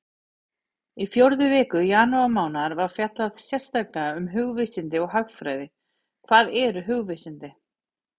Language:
Icelandic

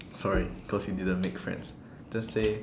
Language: English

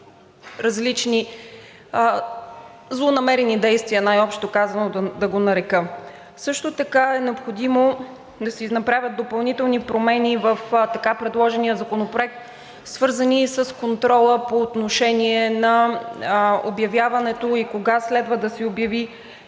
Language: Bulgarian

